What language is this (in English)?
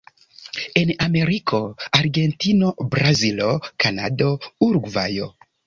Esperanto